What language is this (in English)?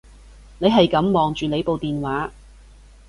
Cantonese